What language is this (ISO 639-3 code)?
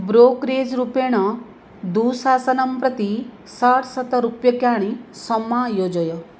san